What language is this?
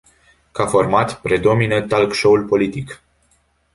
Romanian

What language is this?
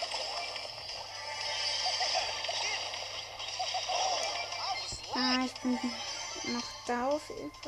German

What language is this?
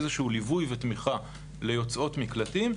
Hebrew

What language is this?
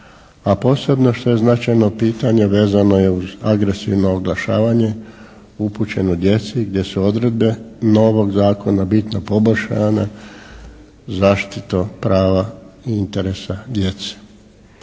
Croatian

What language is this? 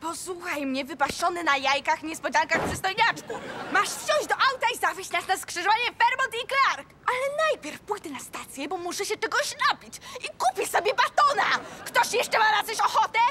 Polish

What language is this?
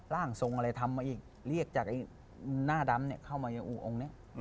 Thai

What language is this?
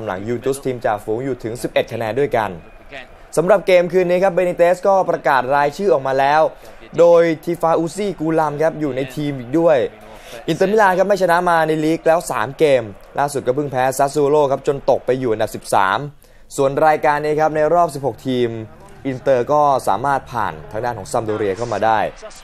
Thai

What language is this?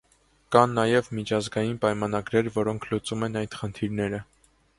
Armenian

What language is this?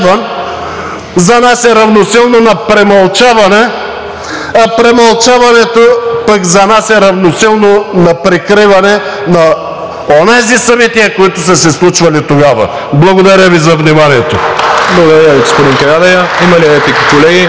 Bulgarian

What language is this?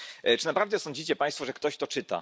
Polish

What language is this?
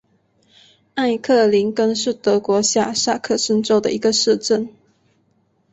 Chinese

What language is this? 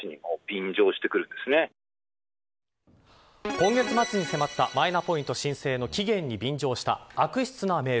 Japanese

